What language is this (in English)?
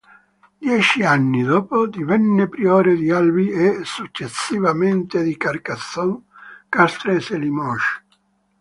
Italian